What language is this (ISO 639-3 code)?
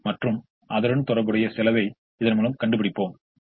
tam